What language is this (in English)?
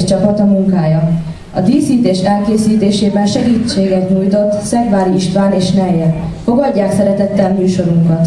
Hungarian